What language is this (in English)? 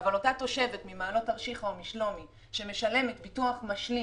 Hebrew